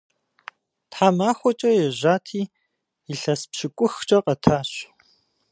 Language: Kabardian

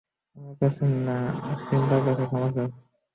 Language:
Bangla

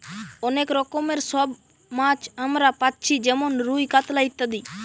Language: Bangla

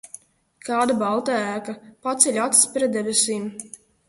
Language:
Latvian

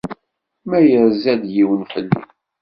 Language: Kabyle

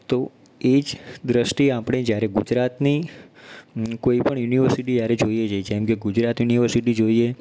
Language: Gujarati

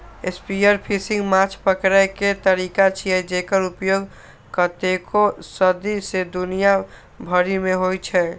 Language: Maithili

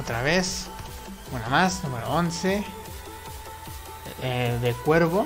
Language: Spanish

